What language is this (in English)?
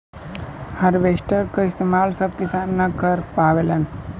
Bhojpuri